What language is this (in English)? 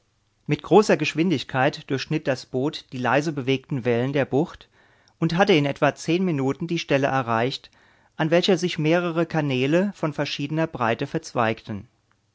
German